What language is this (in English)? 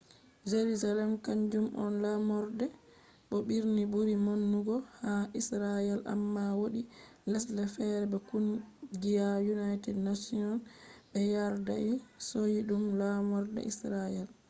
Fula